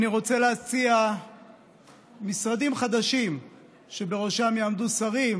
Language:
Hebrew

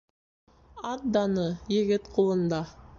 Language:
Bashkir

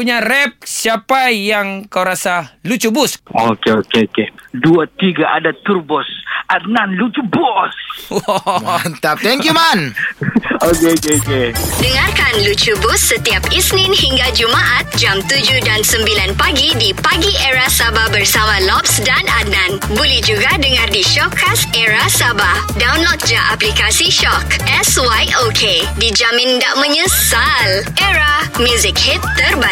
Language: Malay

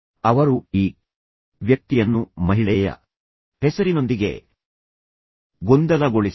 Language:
Kannada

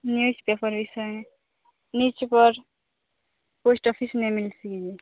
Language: Odia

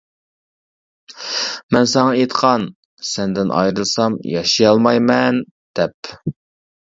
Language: Uyghur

